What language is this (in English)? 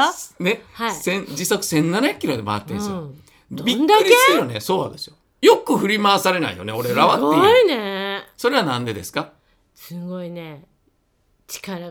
Japanese